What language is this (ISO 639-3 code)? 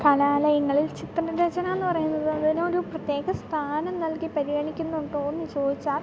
mal